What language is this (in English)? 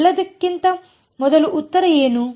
Kannada